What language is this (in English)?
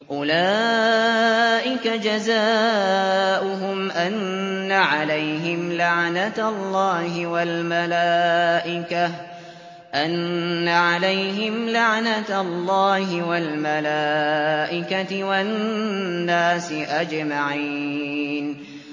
Arabic